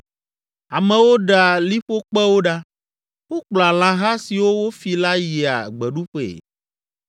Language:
Ewe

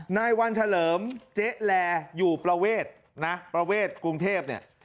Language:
Thai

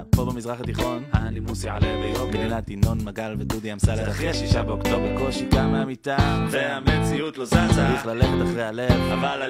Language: Hebrew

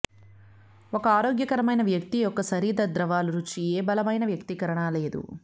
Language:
Telugu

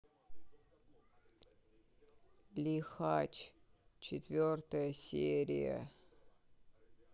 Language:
Russian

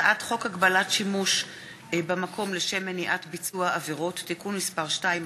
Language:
Hebrew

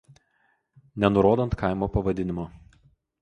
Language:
Lithuanian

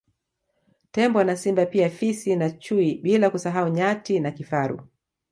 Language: Swahili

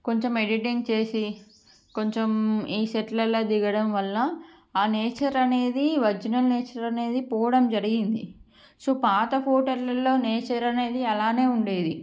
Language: Telugu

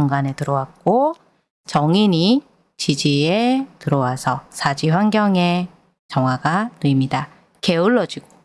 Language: Korean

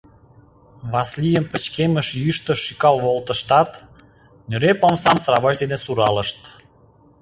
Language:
Mari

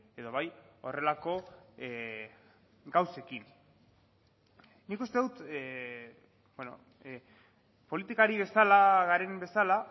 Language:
Basque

